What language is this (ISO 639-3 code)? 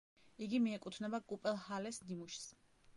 kat